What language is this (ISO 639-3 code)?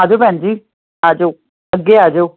pan